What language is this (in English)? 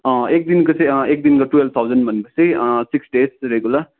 Nepali